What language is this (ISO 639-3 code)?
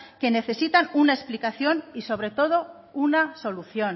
spa